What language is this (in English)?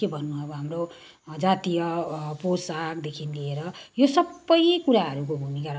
Nepali